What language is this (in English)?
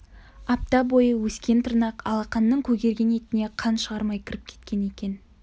Kazakh